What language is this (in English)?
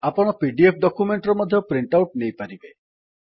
Odia